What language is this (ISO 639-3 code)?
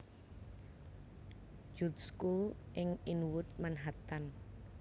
jav